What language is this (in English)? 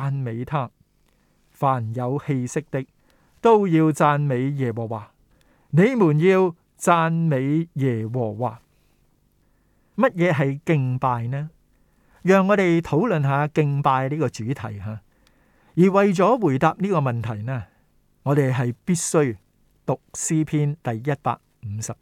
Chinese